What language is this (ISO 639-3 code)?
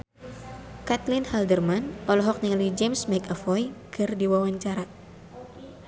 sun